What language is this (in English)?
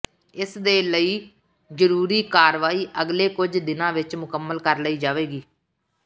Punjabi